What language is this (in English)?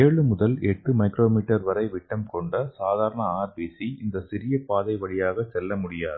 Tamil